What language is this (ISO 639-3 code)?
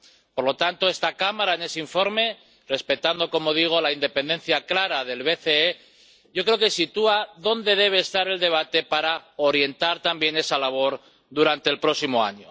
spa